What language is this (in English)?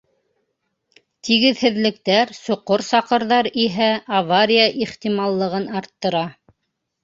Bashkir